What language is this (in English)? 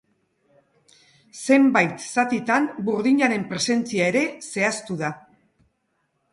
Basque